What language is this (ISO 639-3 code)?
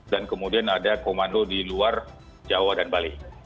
ind